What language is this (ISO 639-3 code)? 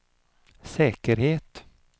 swe